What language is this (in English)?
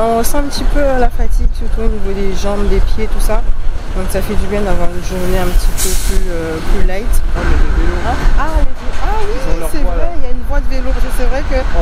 French